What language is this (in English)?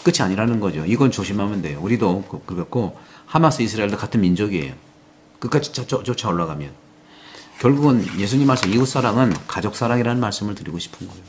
Korean